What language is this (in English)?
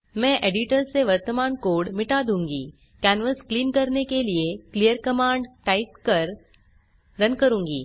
Hindi